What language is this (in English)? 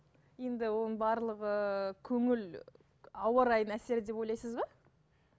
Kazakh